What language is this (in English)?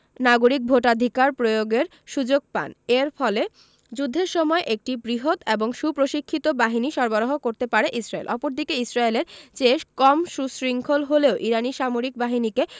Bangla